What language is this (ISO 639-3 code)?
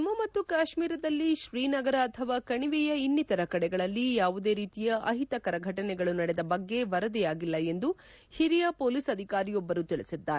kan